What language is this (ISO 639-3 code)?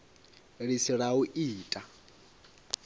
ven